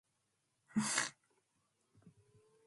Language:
Matsés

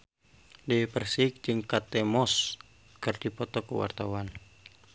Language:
Sundanese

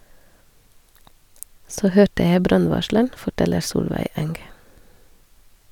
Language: Norwegian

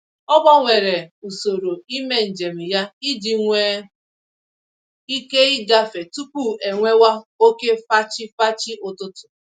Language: Igbo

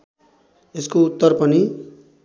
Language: Nepali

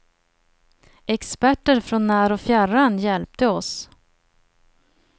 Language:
Swedish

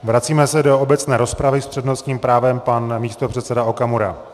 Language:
Czech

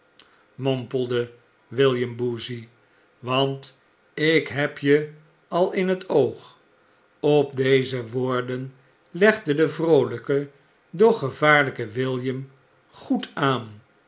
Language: Dutch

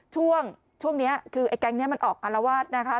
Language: Thai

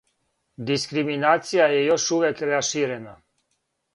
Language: Serbian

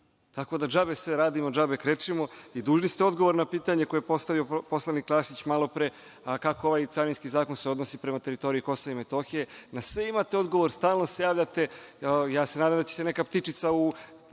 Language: Serbian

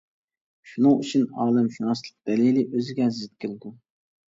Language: Uyghur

